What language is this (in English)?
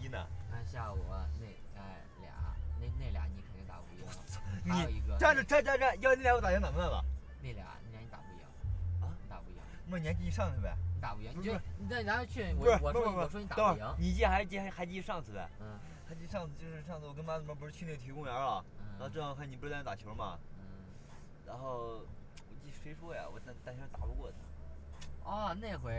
Chinese